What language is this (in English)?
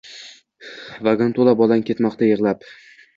Uzbek